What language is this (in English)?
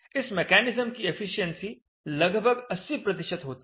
Hindi